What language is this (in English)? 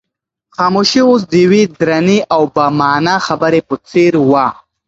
Pashto